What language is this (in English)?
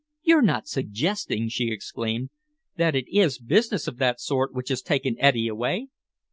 English